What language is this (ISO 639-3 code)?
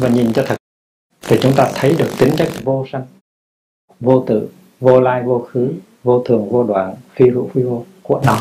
vie